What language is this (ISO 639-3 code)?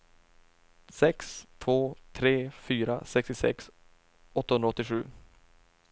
swe